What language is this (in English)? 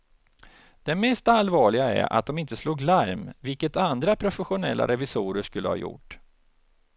Swedish